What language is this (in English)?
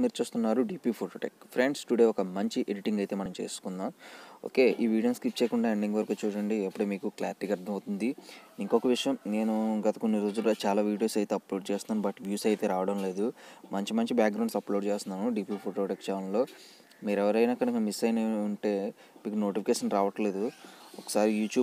Telugu